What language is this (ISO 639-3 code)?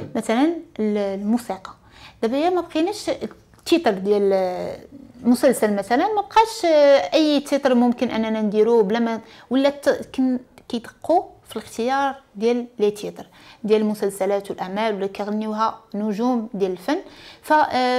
ara